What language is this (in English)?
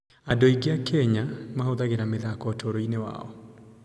Kikuyu